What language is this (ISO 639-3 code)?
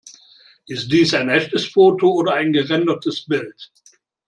deu